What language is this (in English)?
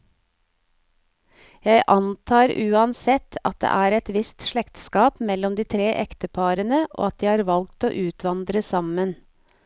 Norwegian